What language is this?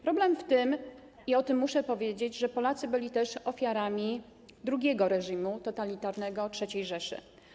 Polish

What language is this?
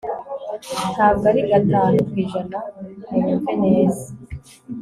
Kinyarwanda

